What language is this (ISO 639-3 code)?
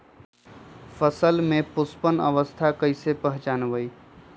mag